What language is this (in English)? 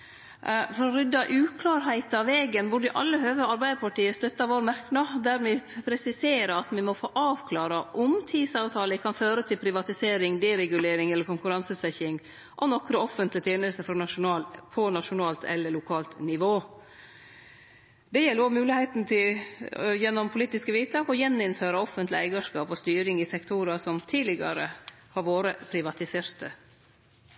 Norwegian Nynorsk